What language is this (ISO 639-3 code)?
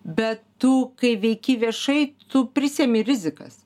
lit